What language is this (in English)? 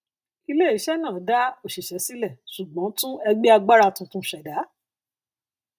Yoruba